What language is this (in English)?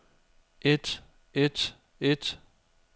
Danish